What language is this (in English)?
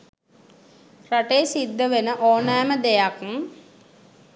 Sinhala